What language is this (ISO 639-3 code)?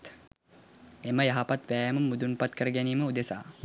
sin